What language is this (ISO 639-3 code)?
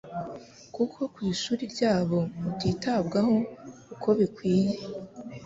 kin